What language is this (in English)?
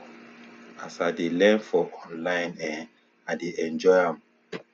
Nigerian Pidgin